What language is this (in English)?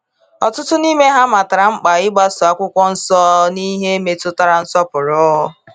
Igbo